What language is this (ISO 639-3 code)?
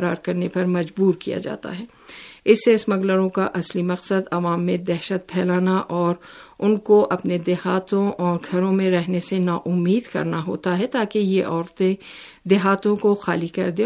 urd